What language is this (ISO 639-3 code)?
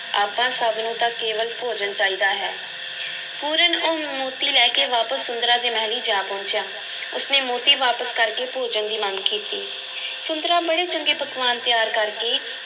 pan